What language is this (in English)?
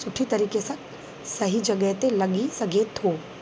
Sindhi